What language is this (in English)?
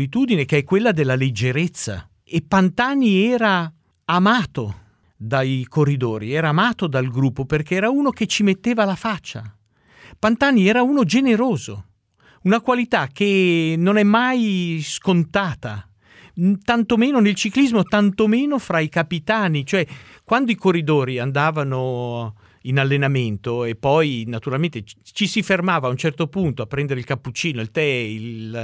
Italian